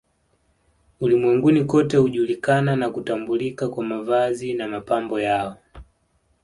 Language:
Swahili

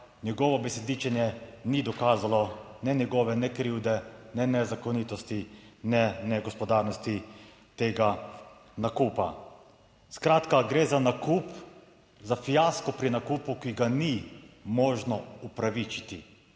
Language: Slovenian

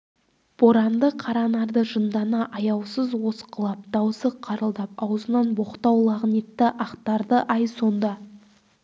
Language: Kazakh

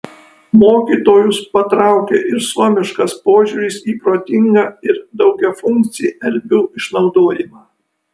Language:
Lithuanian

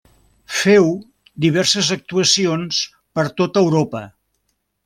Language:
Catalan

